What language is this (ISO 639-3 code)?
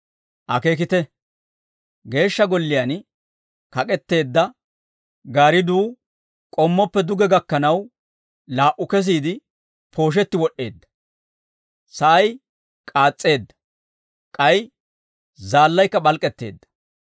dwr